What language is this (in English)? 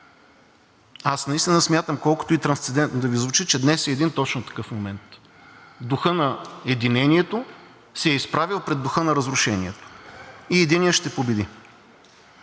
Bulgarian